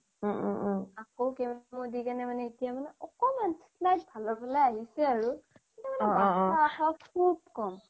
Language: Assamese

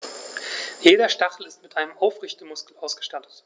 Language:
German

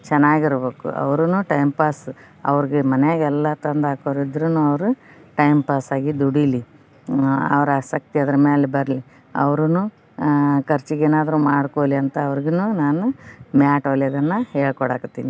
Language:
Kannada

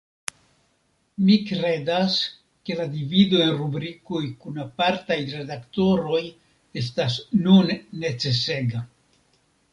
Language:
Esperanto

